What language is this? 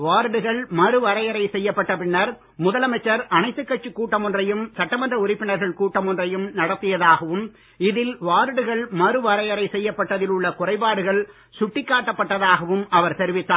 Tamil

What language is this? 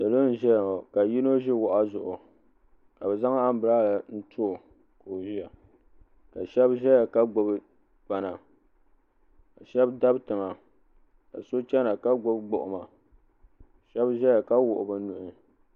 Dagbani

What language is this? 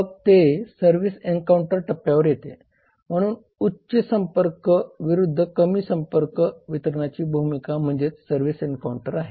Marathi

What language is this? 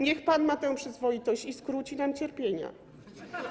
Polish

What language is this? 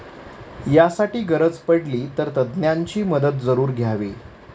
Marathi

